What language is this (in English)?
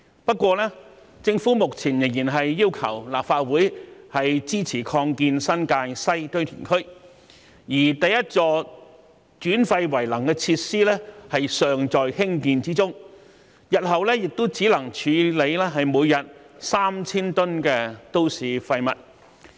Cantonese